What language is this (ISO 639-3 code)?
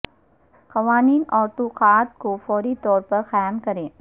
urd